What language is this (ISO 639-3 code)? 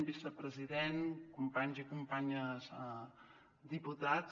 cat